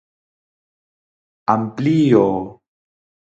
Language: Galician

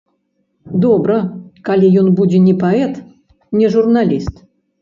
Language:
Belarusian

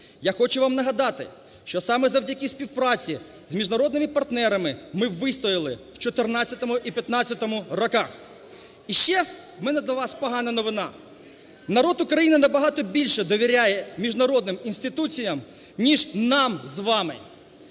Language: Ukrainian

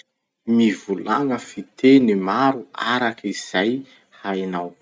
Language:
Masikoro Malagasy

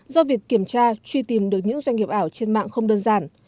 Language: Vietnamese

